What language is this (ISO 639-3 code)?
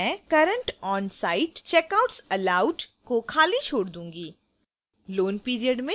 hin